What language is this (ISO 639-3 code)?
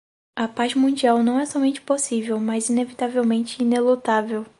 por